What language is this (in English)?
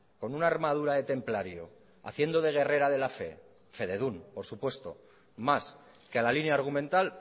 Spanish